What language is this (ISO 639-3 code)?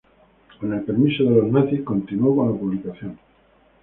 spa